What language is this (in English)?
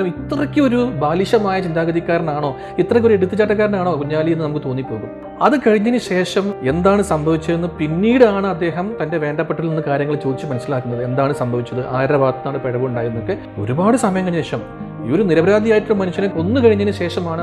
Malayalam